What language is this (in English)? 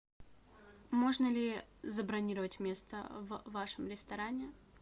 Russian